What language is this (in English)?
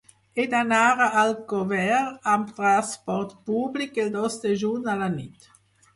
Catalan